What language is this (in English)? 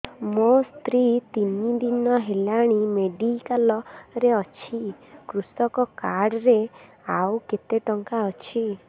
Odia